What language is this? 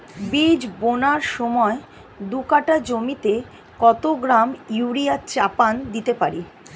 Bangla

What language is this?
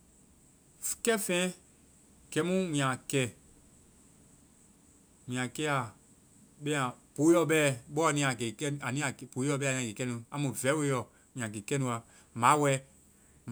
Vai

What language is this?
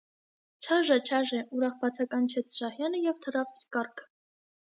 Armenian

